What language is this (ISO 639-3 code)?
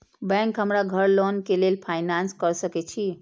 mai